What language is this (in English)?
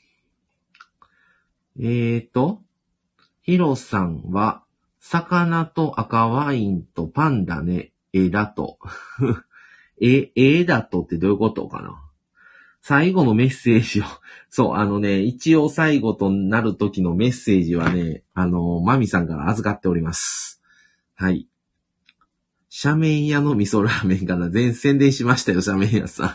Japanese